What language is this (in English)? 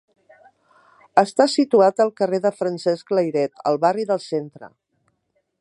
Catalan